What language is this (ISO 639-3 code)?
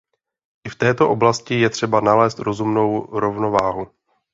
ces